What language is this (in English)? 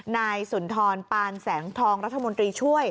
Thai